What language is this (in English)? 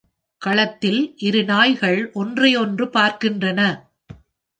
Tamil